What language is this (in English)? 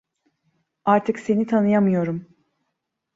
Turkish